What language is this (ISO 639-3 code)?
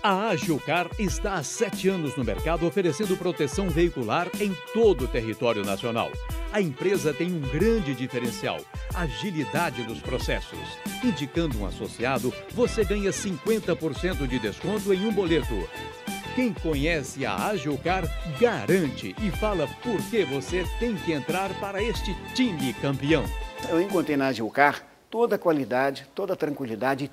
por